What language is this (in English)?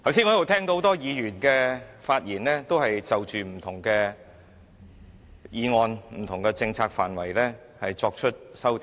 Cantonese